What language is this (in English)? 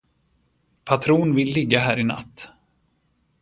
Swedish